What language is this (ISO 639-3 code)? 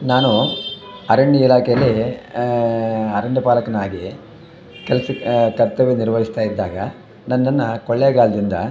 kan